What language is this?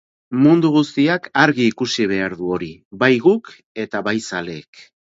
Basque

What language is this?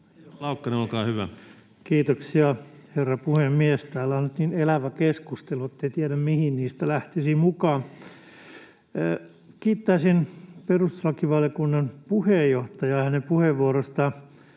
Finnish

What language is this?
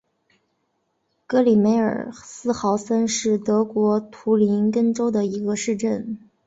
Chinese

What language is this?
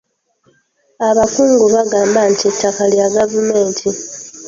Ganda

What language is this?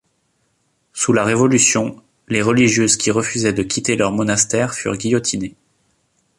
French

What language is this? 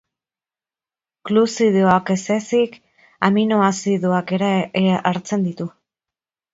Basque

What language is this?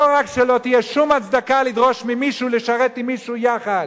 Hebrew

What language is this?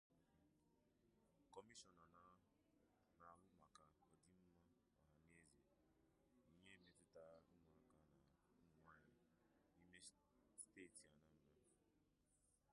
Igbo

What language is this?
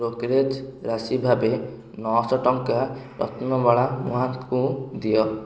Odia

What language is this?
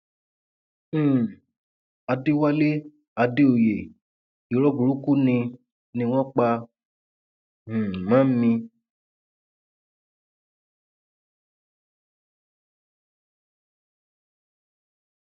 Yoruba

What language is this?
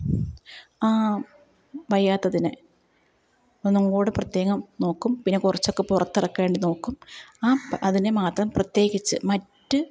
Malayalam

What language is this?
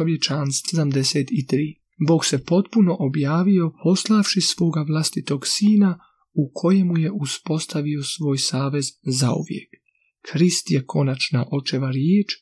Croatian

